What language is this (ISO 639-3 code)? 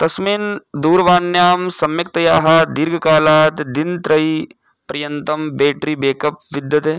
san